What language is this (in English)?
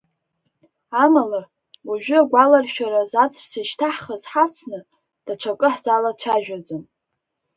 Abkhazian